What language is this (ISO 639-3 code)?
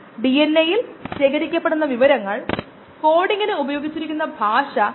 mal